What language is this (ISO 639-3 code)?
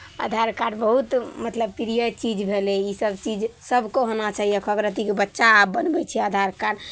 mai